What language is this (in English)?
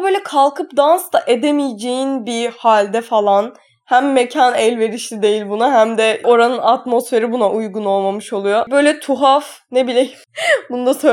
Turkish